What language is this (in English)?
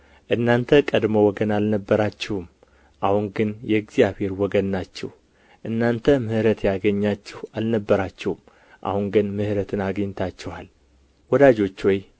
Amharic